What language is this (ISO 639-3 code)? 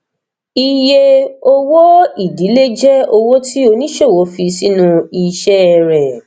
yor